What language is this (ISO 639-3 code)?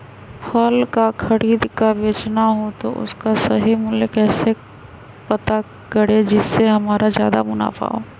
mag